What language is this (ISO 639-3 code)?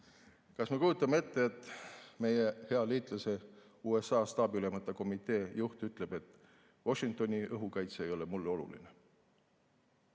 est